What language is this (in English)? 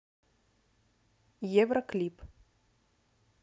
Russian